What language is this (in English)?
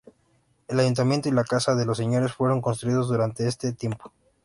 Spanish